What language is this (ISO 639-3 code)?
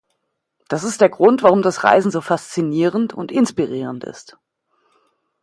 deu